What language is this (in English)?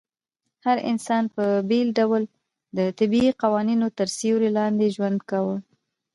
Pashto